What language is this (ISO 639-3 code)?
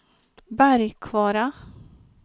swe